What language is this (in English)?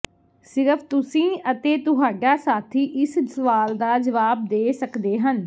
Punjabi